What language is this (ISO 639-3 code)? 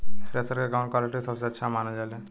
bho